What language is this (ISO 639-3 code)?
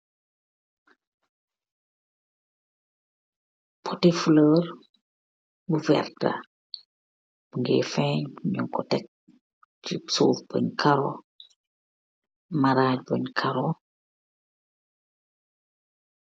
wol